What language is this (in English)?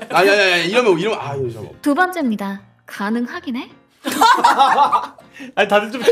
Korean